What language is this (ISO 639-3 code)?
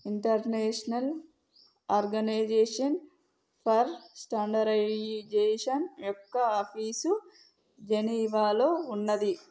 tel